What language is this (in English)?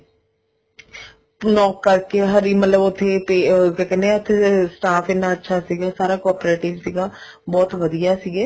Punjabi